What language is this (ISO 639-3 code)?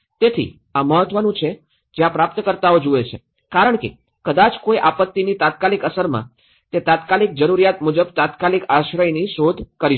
guj